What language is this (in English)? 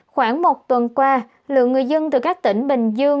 Vietnamese